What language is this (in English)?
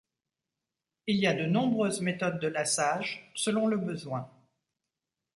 French